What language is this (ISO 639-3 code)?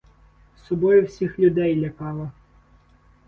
ukr